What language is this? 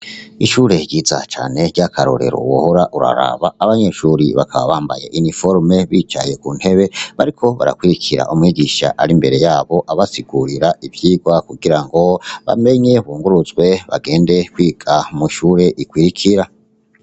Rundi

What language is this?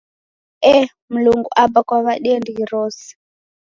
Taita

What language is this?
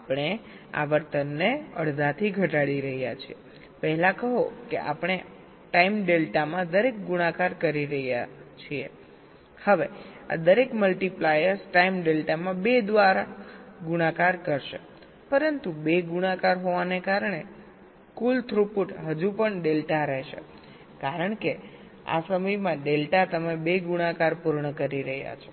Gujarati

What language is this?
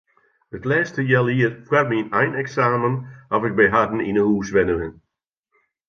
Western Frisian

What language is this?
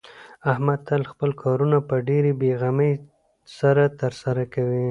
Pashto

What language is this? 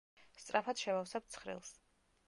Georgian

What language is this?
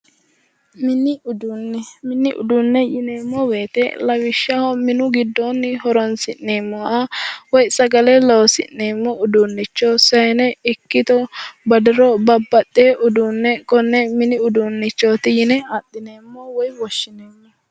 Sidamo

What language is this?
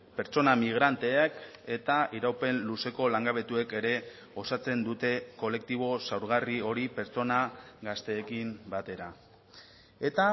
Basque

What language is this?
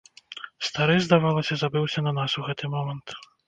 Belarusian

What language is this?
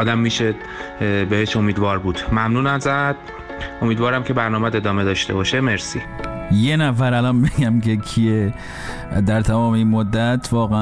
Persian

